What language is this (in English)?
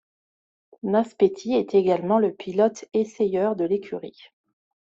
French